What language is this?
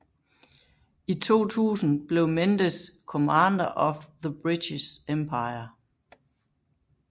Danish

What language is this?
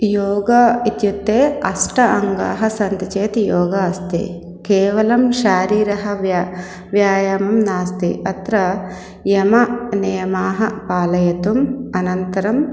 Sanskrit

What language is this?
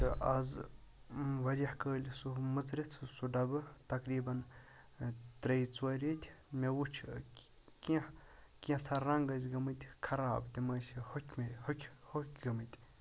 Kashmiri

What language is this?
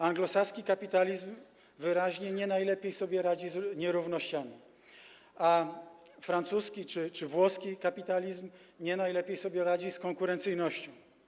Polish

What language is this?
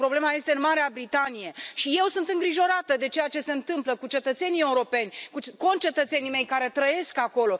Romanian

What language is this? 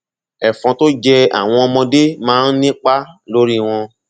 Yoruba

